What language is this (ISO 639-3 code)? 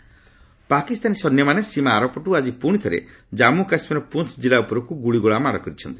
ori